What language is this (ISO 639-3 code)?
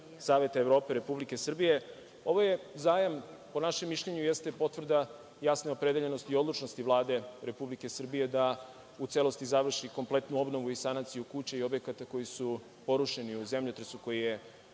srp